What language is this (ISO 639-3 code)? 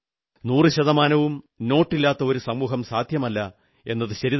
mal